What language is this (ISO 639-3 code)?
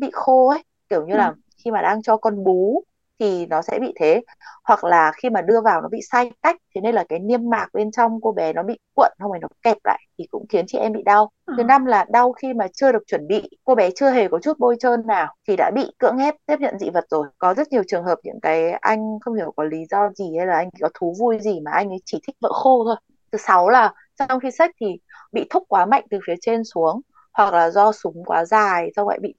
vie